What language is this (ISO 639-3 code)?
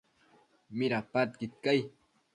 mcf